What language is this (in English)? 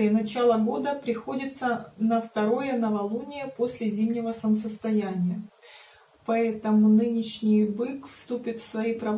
Russian